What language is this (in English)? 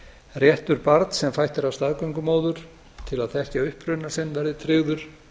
Icelandic